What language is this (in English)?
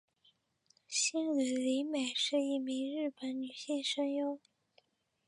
Chinese